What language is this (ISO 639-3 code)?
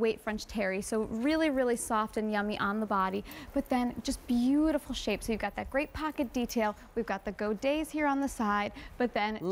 eng